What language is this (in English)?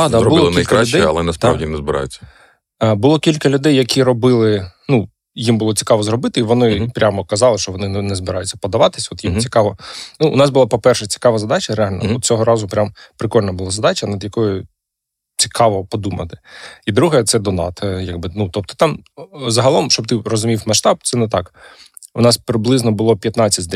Ukrainian